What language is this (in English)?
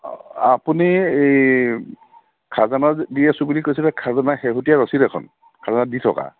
Assamese